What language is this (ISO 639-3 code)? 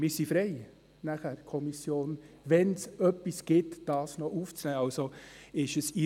gsw